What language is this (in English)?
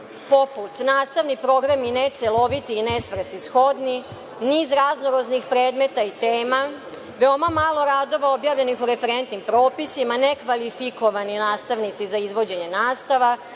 Serbian